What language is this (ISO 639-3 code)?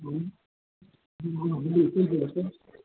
snd